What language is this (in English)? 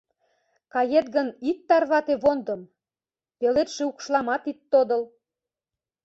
Mari